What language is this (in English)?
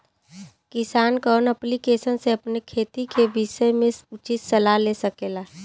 Bhojpuri